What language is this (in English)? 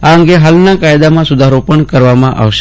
Gujarati